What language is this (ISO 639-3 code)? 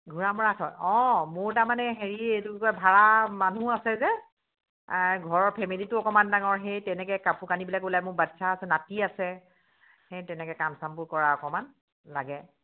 asm